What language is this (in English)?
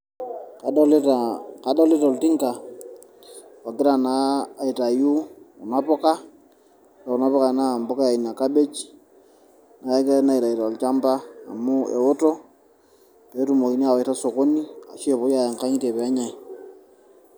Masai